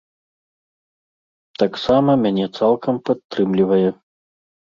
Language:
Belarusian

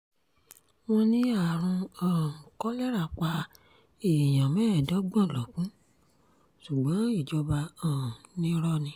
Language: Yoruba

